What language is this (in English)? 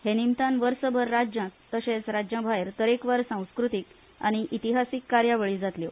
Konkani